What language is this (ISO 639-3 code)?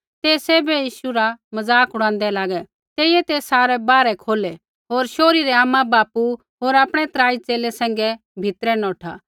kfx